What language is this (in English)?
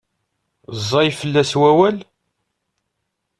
Kabyle